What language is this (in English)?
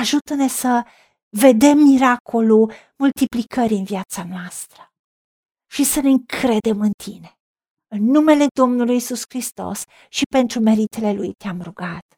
Romanian